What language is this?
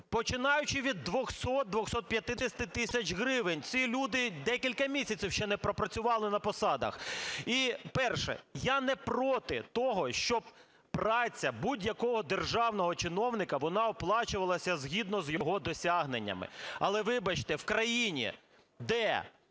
Ukrainian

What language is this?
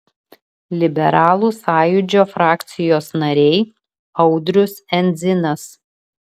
Lithuanian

